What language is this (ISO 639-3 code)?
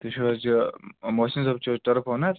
kas